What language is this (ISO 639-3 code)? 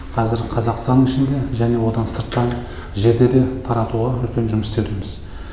kaz